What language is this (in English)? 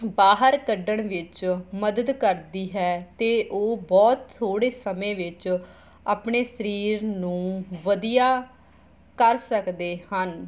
Punjabi